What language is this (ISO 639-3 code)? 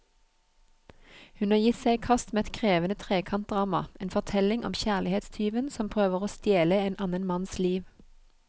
nor